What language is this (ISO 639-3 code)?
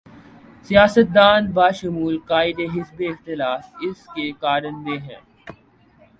urd